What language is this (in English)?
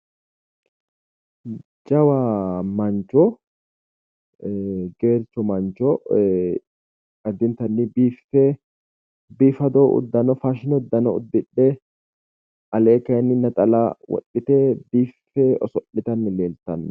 Sidamo